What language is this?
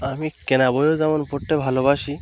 Bangla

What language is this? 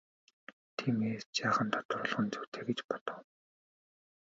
Mongolian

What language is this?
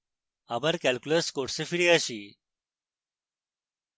Bangla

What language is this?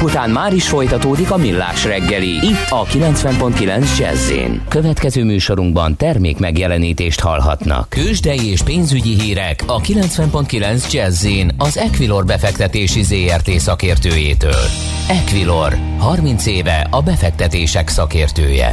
Hungarian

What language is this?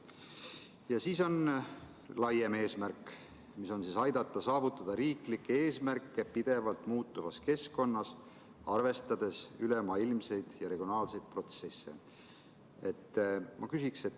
Estonian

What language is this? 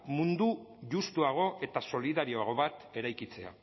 Basque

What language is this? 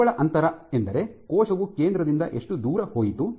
Kannada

